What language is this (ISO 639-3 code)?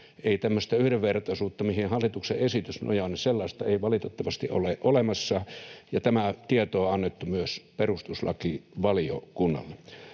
fin